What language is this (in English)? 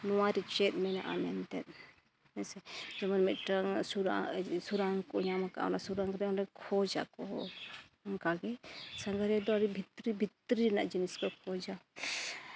Santali